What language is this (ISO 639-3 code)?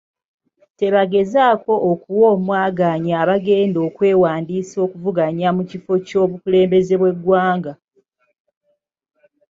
lug